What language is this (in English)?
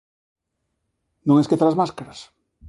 Galician